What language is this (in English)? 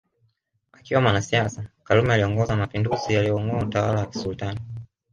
Swahili